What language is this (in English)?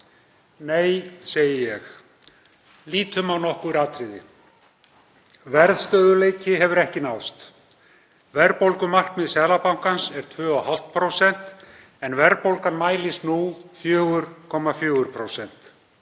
Icelandic